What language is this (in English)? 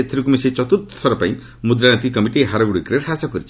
Odia